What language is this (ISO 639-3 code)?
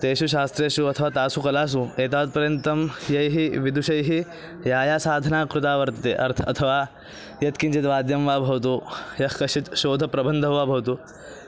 san